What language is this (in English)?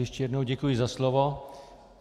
Czech